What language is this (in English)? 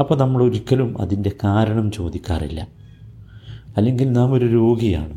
Malayalam